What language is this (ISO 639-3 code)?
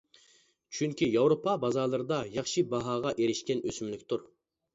uig